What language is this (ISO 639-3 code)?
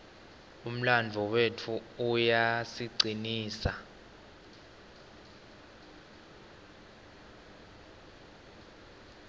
ssw